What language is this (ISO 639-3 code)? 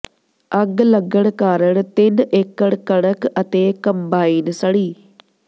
pan